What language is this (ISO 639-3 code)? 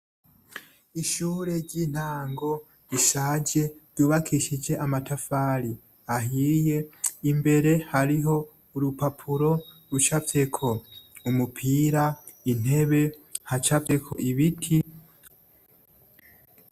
run